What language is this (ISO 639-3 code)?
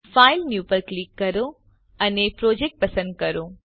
guj